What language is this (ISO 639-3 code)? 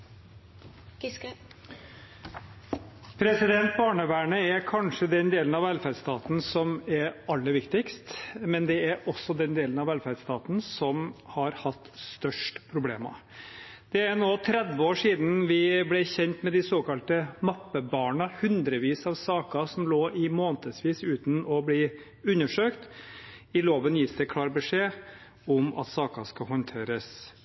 nob